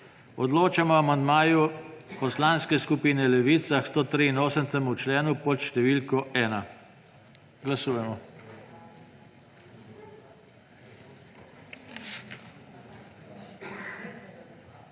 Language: Slovenian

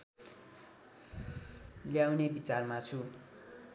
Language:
Nepali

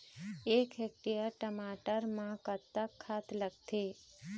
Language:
Chhattisgarhi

